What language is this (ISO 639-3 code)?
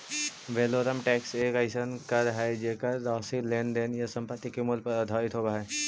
mag